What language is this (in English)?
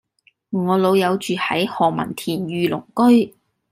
Cantonese